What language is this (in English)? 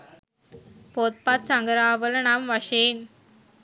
Sinhala